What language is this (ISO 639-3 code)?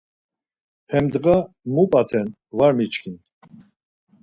lzz